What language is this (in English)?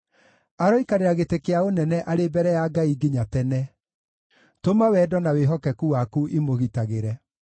Kikuyu